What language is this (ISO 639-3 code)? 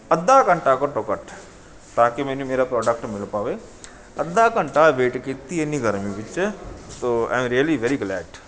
pan